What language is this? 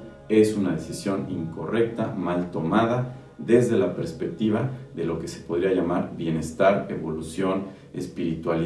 Spanish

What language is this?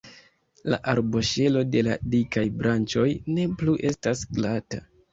Esperanto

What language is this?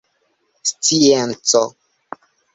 Esperanto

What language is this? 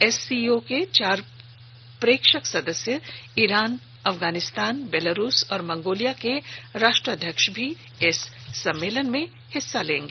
Hindi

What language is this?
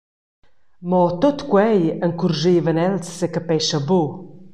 Romansh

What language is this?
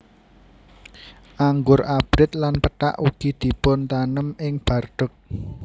Javanese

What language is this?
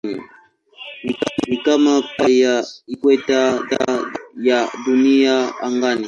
Swahili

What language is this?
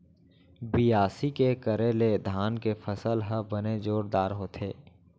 Chhattisgarhi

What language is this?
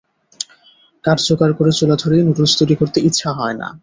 Bangla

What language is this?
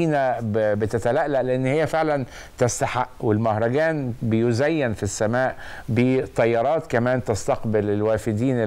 Arabic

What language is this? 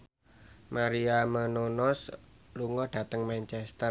Javanese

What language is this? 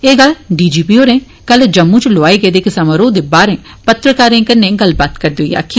Dogri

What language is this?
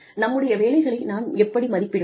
Tamil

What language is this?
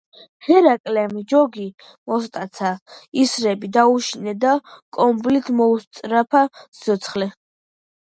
Georgian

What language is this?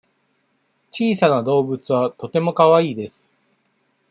Japanese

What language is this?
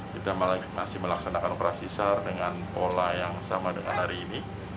Indonesian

